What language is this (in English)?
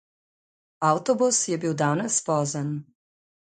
Slovenian